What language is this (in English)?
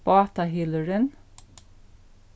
Faroese